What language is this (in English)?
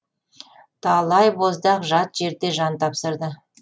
Kazakh